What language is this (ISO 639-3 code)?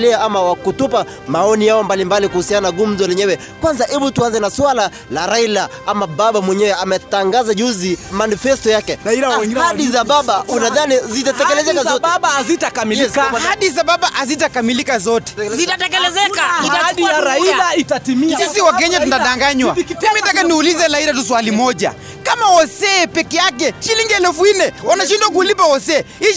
swa